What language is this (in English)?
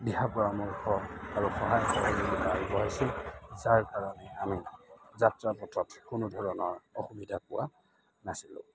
Assamese